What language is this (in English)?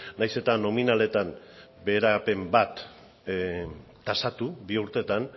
Basque